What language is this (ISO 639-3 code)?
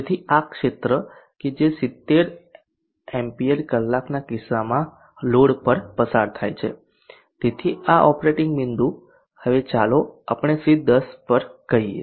guj